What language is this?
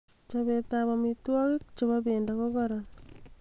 Kalenjin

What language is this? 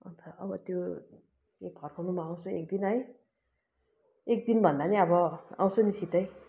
Nepali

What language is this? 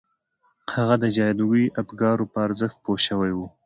Pashto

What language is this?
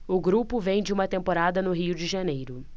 Portuguese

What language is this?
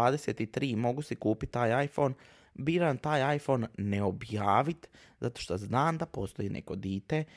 Croatian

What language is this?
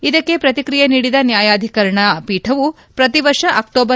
Kannada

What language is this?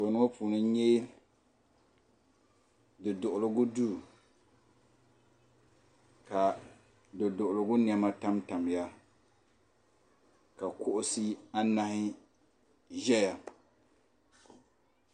Dagbani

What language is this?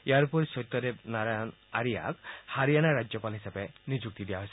Assamese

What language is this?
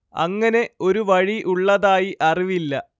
Malayalam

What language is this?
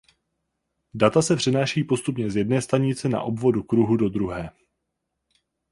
Czech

